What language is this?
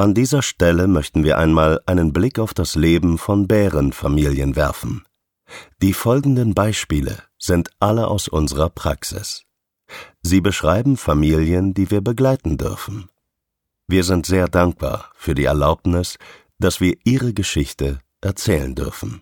German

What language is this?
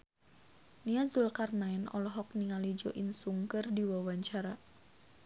Sundanese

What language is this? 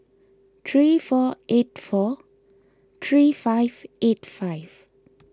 English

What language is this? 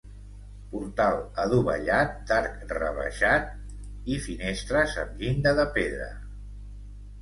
Catalan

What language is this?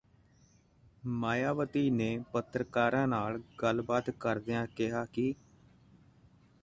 Punjabi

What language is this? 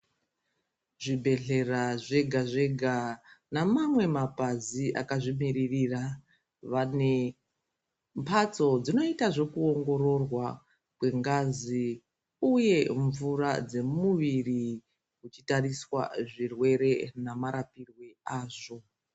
Ndau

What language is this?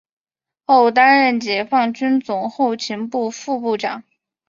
Chinese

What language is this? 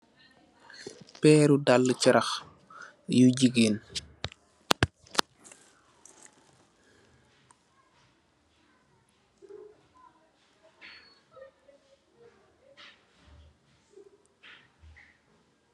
Wolof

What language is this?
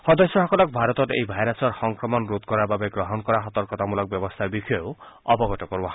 Assamese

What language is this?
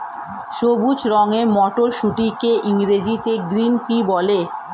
Bangla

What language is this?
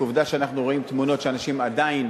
Hebrew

